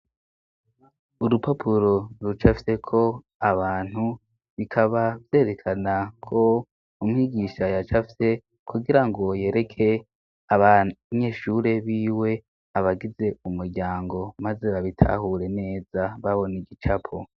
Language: Rundi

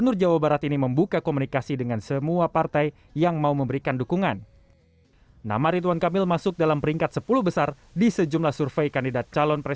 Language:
Indonesian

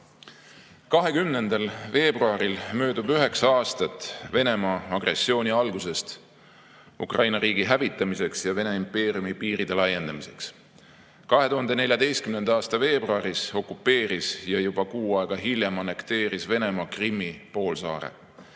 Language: Estonian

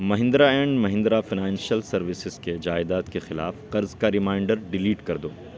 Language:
Urdu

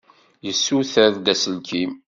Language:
Kabyle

